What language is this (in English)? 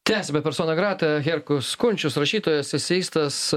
Lithuanian